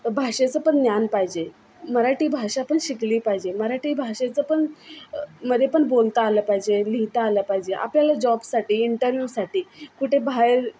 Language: Marathi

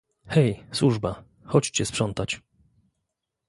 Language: Polish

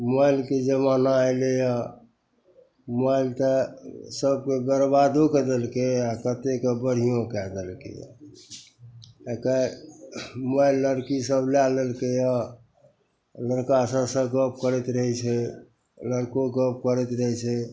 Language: Maithili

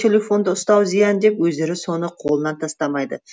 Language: Kazakh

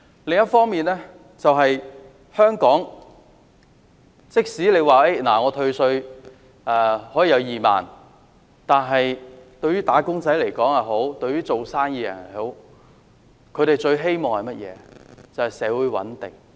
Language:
Cantonese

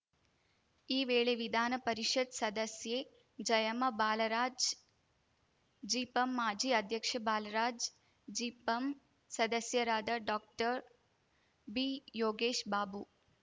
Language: Kannada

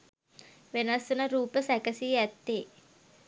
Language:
Sinhala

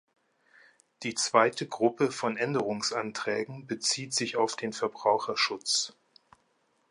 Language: German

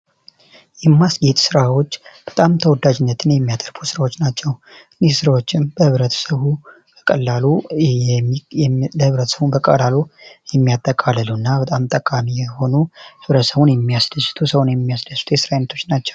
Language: Amharic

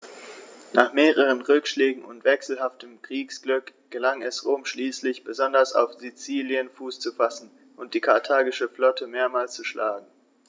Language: German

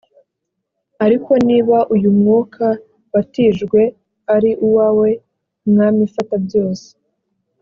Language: Kinyarwanda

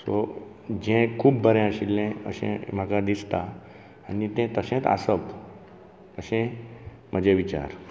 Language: Konkani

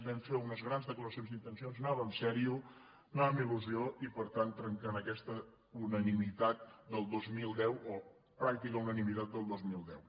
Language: Catalan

